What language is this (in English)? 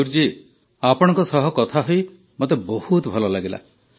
Odia